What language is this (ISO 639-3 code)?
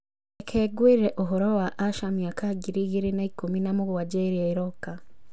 kik